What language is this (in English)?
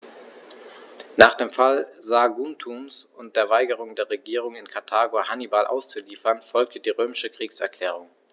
German